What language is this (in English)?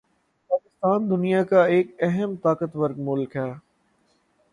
Urdu